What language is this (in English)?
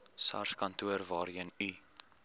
Afrikaans